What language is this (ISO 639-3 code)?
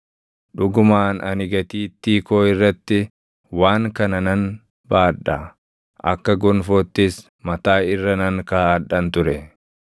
orm